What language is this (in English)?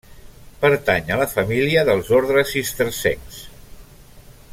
Catalan